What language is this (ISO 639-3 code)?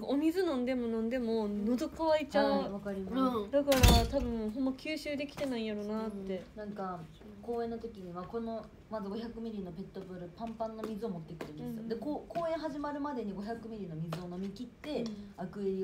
jpn